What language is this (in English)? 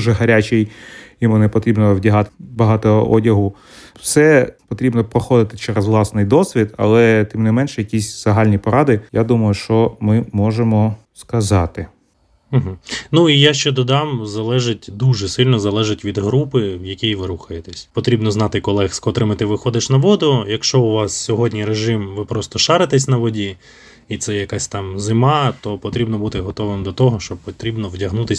Ukrainian